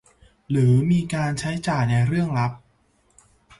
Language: Thai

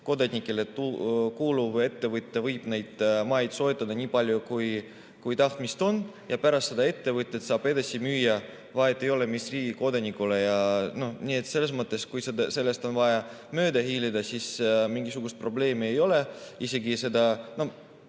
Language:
Estonian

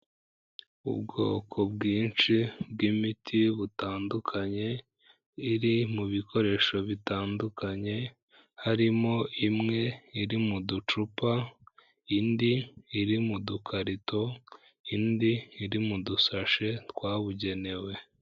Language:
Kinyarwanda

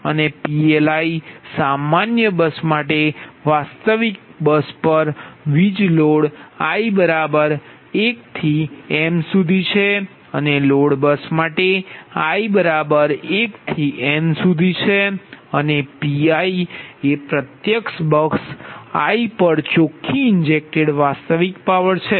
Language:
Gujarati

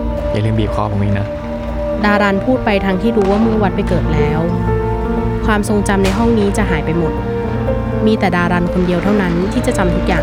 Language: Thai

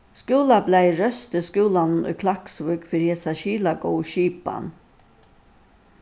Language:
Faroese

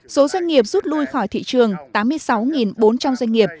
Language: Vietnamese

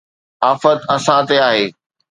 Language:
Sindhi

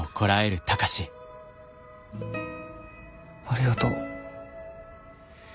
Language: Japanese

